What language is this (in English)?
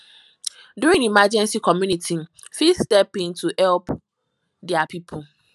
Nigerian Pidgin